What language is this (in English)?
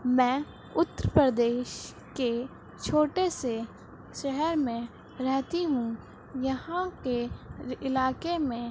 Urdu